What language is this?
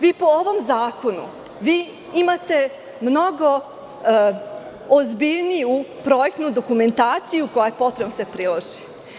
Serbian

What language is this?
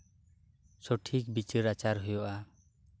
Santali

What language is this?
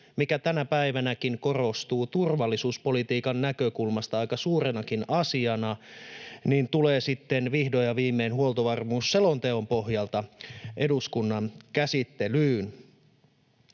Finnish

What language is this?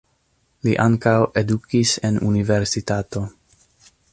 Esperanto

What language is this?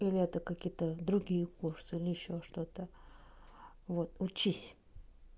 Russian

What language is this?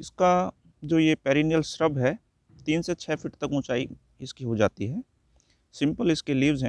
Hindi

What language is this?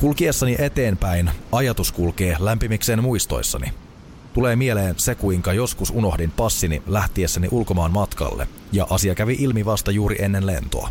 Finnish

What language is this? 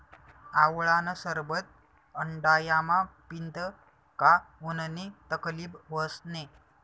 Marathi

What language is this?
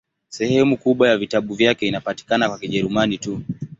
Swahili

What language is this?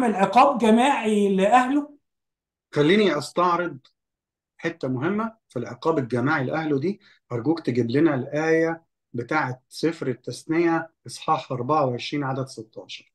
Arabic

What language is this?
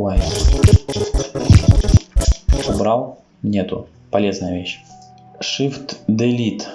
Russian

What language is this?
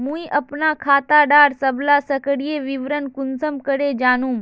Magahi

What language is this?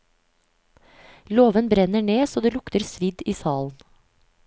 Norwegian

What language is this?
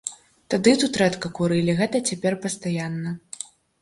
Belarusian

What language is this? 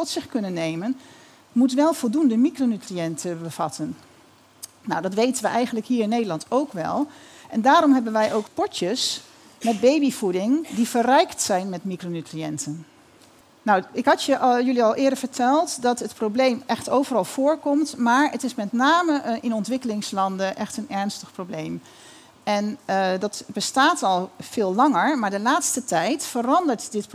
Dutch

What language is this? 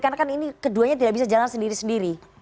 Indonesian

